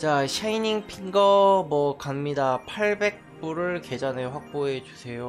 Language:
Korean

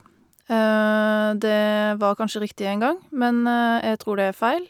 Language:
Norwegian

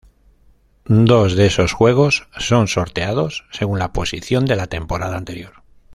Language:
Spanish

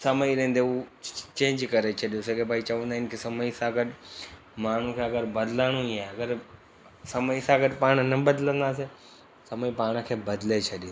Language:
Sindhi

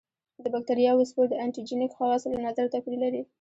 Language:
Pashto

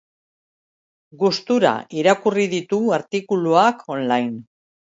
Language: Basque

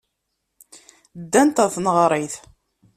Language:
Kabyle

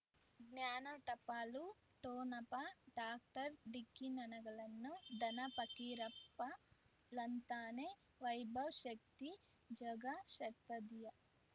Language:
Kannada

